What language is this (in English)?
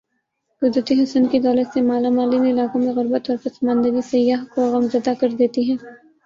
Urdu